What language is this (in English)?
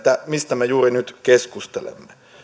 Finnish